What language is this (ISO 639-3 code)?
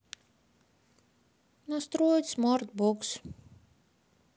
rus